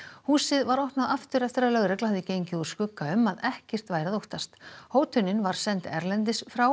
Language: Icelandic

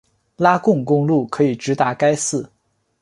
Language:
Chinese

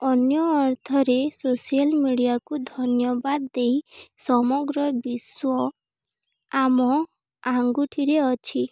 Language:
Odia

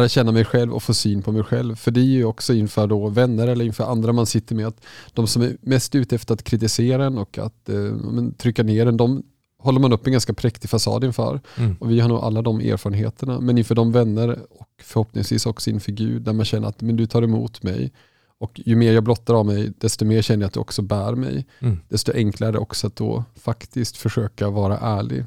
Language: Swedish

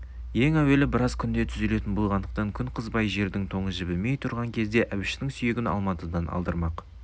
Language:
Kazakh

